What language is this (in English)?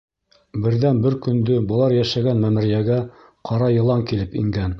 Bashkir